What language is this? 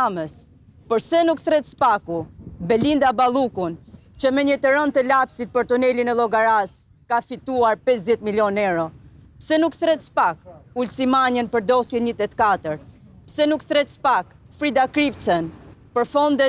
Romanian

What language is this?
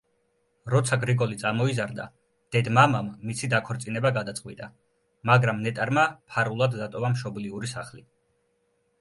Georgian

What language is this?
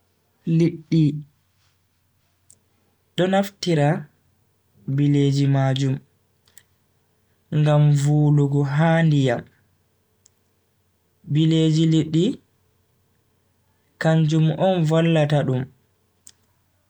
Bagirmi Fulfulde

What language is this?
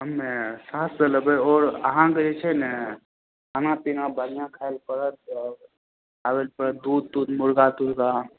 Maithili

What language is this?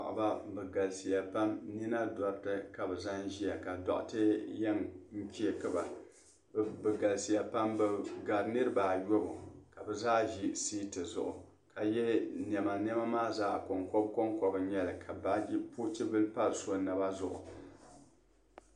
Dagbani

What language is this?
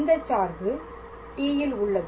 Tamil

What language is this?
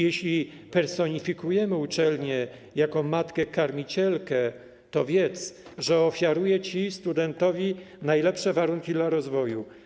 Polish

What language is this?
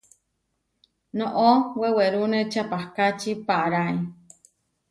Huarijio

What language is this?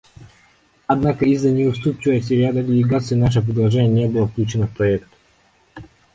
Russian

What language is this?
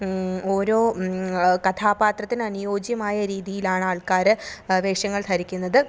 Malayalam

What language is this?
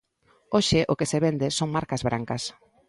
Galician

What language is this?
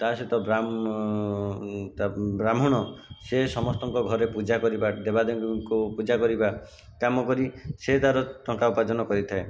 Odia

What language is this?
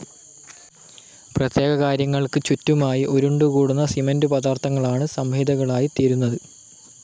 Malayalam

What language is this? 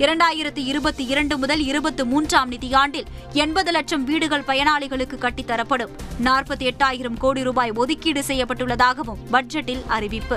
Tamil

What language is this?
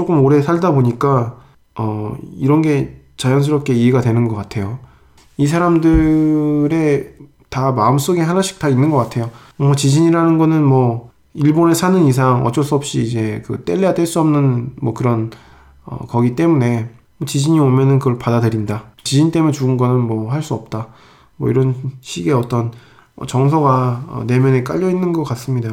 Korean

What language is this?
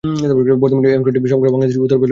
Bangla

